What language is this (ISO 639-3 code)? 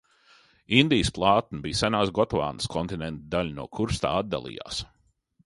lav